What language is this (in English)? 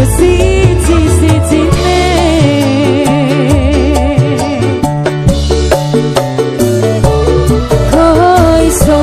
Indonesian